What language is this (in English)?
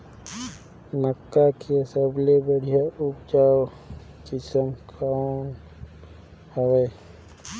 Chhattisgarhi